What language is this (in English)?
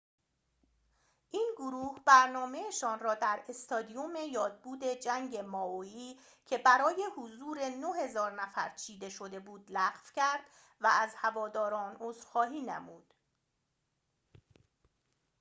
Persian